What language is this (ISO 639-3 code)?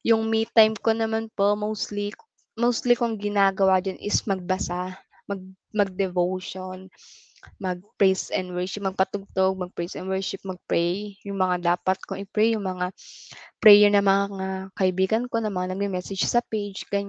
fil